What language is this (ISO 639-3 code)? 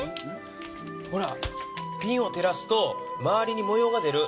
jpn